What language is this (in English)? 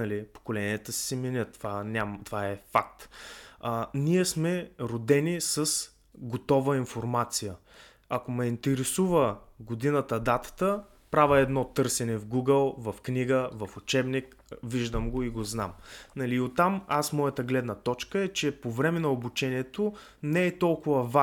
Bulgarian